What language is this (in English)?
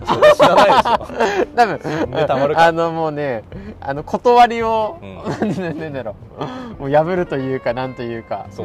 Japanese